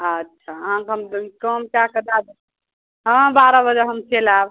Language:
Maithili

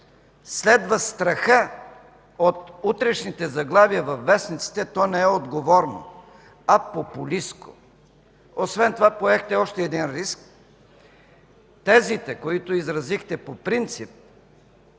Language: Bulgarian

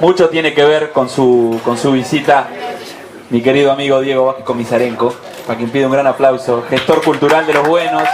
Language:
Spanish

